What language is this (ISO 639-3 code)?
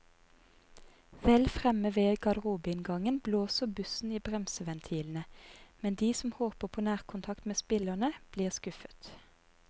nor